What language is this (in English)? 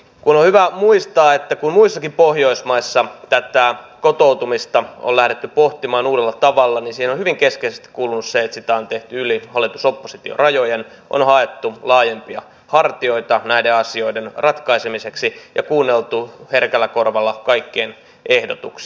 Finnish